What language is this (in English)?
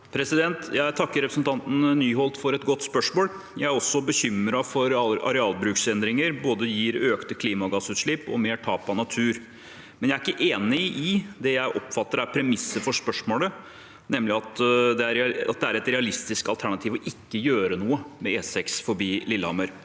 Norwegian